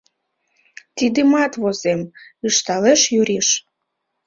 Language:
Mari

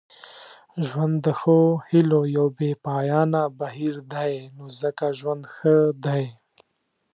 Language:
Pashto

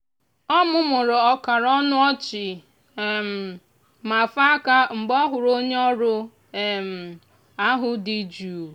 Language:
Igbo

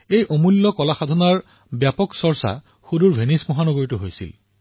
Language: Assamese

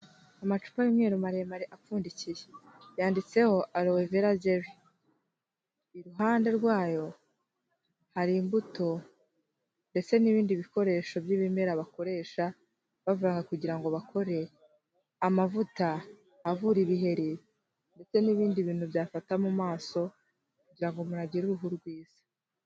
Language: Kinyarwanda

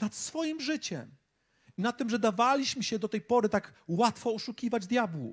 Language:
Polish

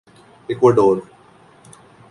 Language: Urdu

